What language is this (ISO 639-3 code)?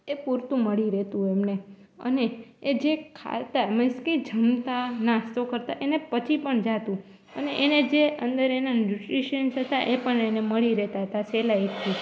guj